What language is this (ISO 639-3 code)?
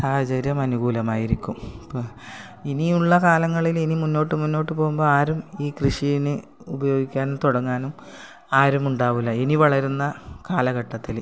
mal